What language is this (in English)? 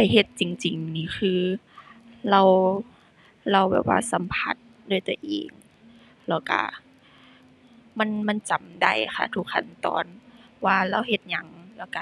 Thai